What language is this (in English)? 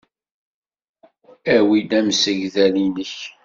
Kabyle